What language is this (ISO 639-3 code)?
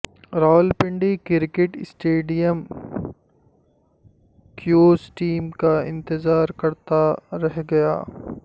urd